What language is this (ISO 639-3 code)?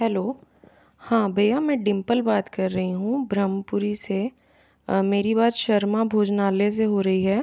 hin